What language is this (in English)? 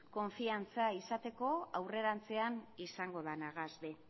Basque